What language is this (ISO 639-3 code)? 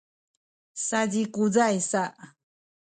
szy